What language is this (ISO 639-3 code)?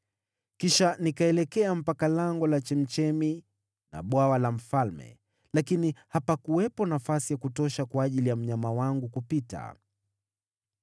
swa